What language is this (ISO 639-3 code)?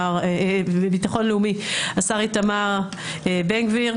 heb